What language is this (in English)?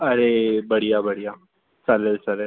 Marathi